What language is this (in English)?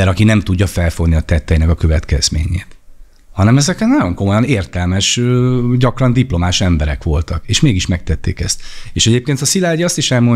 Hungarian